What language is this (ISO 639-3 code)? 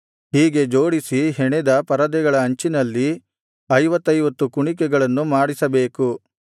kan